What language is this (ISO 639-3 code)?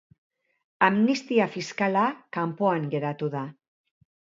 eus